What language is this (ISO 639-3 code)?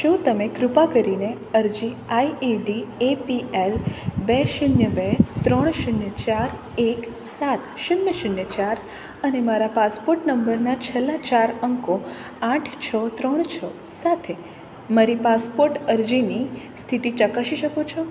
guj